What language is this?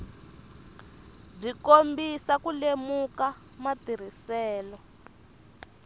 Tsonga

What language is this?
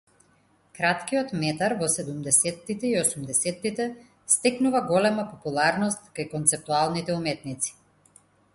Macedonian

